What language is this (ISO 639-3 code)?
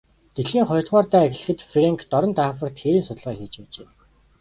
mon